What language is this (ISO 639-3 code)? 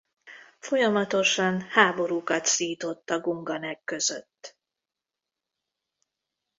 hun